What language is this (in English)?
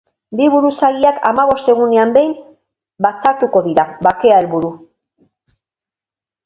Basque